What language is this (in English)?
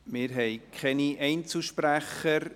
Swiss German